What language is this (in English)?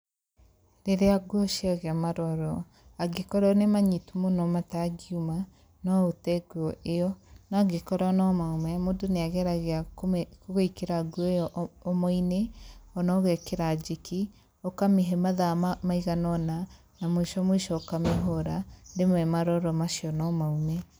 Kikuyu